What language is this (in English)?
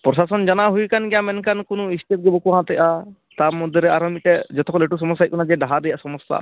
Santali